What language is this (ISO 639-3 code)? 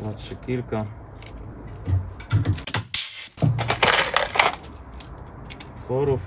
pol